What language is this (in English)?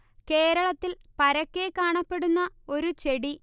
Malayalam